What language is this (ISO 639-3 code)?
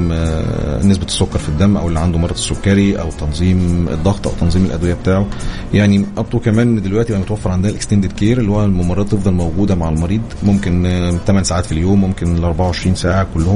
ara